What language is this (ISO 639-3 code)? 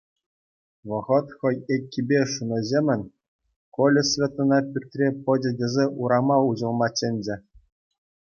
chv